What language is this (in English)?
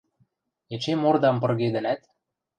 Western Mari